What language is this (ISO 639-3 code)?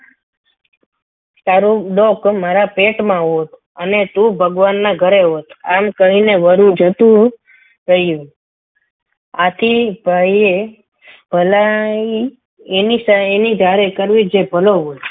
guj